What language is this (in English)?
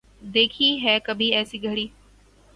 Urdu